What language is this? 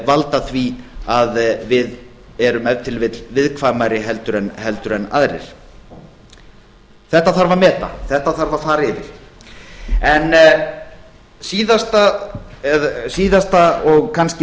Icelandic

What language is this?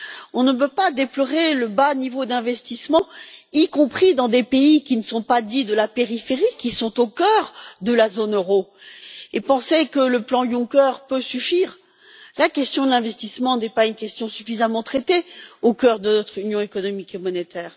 French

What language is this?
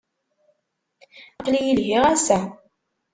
Kabyle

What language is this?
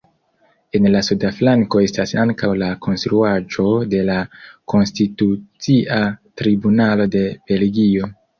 Esperanto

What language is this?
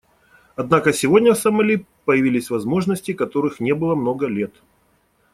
Russian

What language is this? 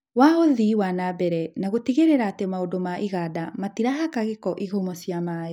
Kikuyu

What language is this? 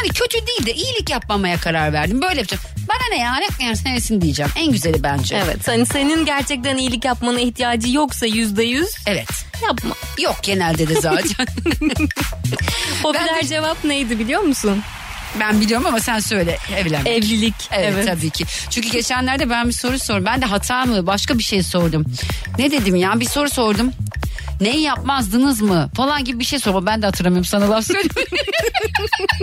Turkish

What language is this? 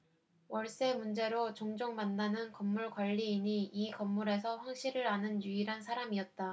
Korean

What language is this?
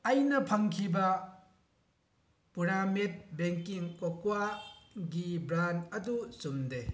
Manipuri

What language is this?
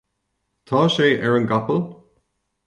Irish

